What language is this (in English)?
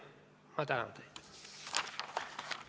Estonian